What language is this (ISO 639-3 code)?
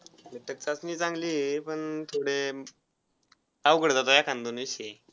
mar